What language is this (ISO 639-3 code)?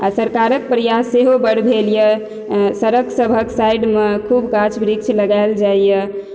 mai